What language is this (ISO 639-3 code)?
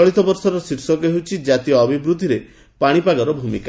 ori